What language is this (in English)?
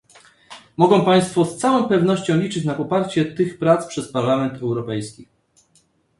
Polish